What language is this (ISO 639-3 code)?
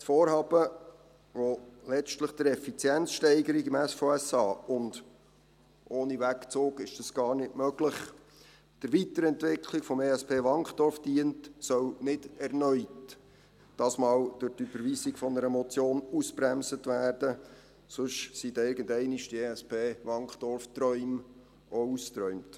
gsw